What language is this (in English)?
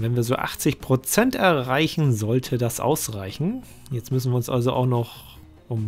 German